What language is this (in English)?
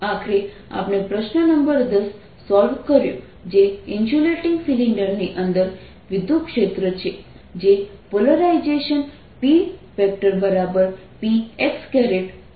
Gujarati